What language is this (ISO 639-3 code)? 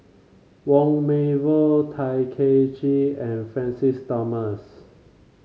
eng